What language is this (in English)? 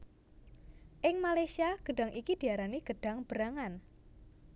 Javanese